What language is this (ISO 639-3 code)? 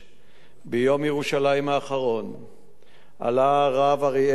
heb